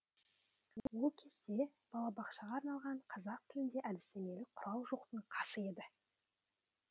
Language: Kazakh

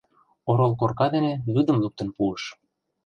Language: Mari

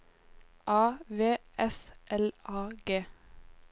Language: Norwegian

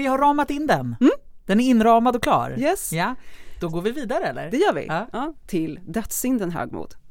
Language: Swedish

